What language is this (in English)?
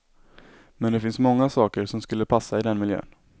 Swedish